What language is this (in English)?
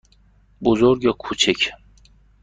Persian